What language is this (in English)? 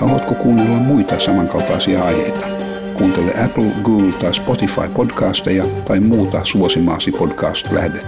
Finnish